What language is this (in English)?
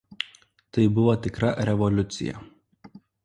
Lithuanian